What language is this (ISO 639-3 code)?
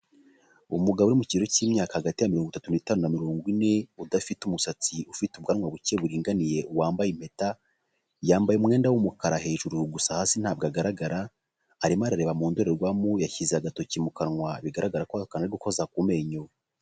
kin